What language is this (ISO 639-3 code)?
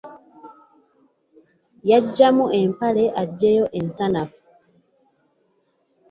lug